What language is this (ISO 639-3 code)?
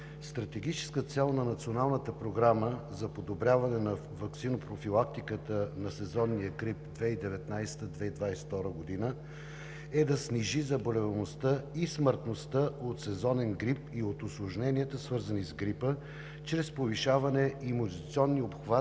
bul